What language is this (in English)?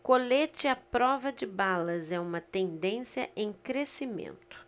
Portuguese